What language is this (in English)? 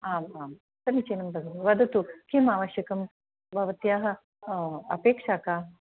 Sanskrit